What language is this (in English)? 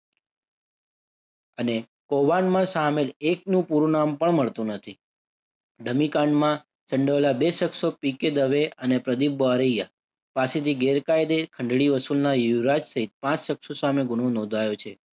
Gujarati